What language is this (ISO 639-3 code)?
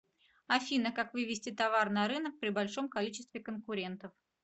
rus